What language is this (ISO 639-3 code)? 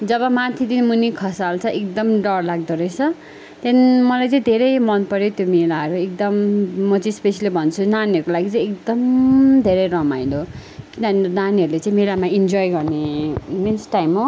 nep